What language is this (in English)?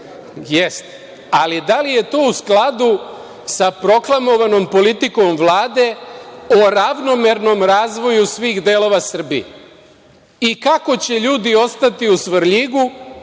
Serbian